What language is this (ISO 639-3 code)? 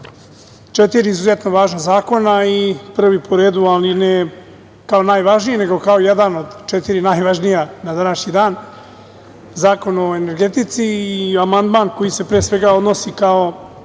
srp